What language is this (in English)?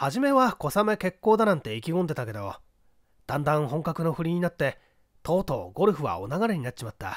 Japanese